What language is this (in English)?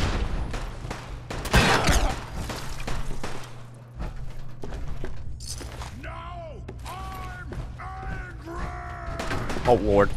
English